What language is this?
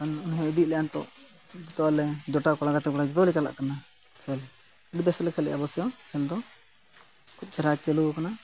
Santali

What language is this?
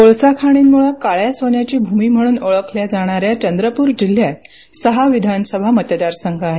Marathi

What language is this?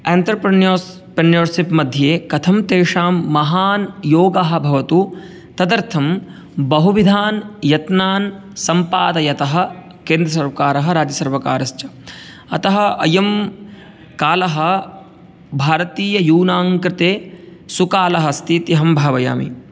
Sanskrit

